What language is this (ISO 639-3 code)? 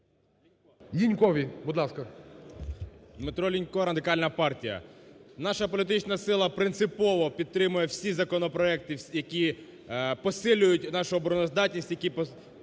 ukr